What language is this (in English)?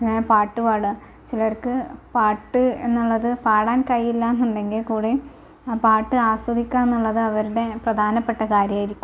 Malayalam